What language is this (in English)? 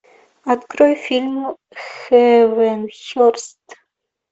Russian